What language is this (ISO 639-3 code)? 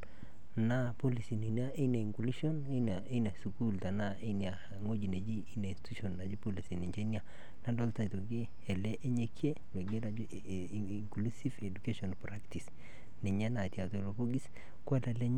mas